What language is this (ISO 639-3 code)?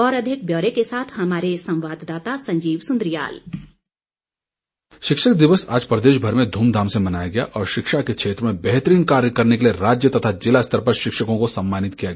hin